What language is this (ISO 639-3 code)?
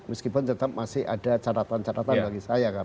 ind